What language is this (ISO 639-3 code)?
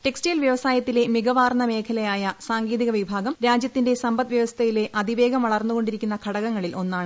mal